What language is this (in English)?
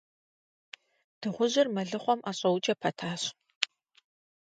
Kabardian